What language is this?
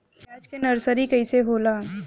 Bhojpuri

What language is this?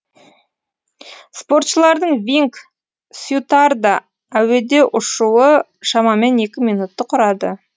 Kazakh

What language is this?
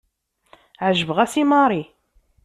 Kabyle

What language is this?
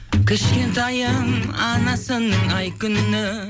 Kazakh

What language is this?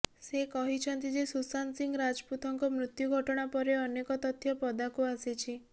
Odia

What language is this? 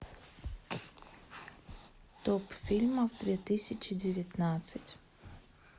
Russian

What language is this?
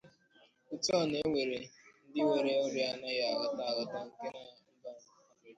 Igbo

